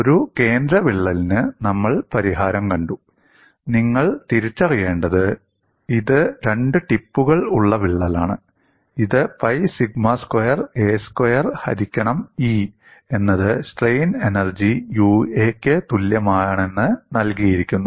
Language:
Malayalam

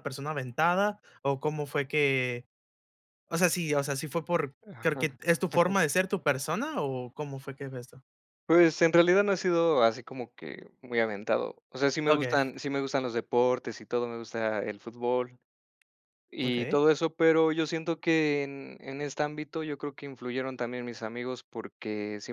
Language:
Spanish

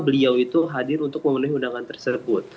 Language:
Indonesian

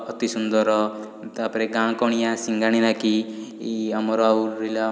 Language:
Odia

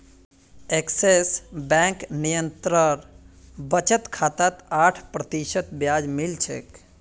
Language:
Magahi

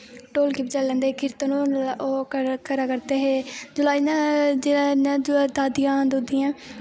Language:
Dogri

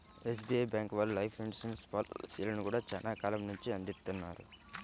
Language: Telugu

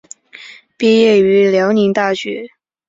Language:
Chinese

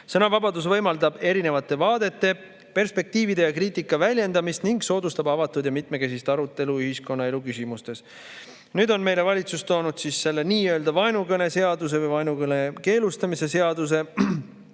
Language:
Estonian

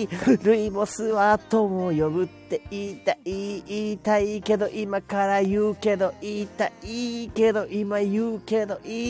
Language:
Japanese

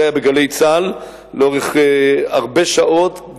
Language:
Hebrew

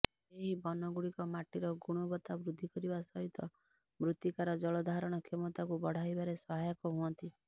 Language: Odia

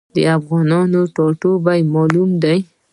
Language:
Pashto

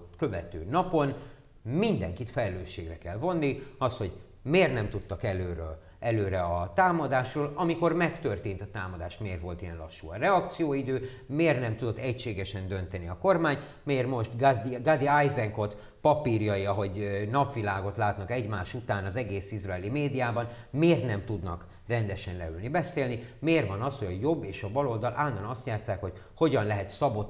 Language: Hungarian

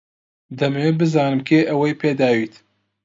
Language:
Central Kurdish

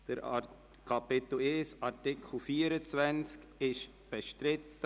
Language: Swiss German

